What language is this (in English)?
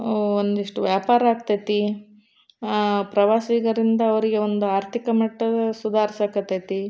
Kannada